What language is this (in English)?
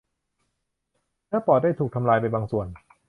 Thai